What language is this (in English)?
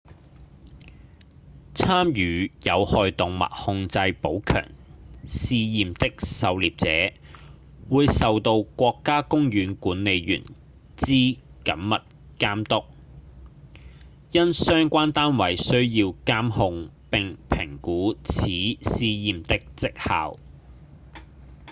Cantonese